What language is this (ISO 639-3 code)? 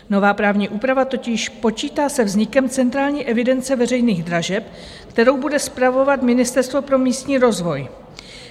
ces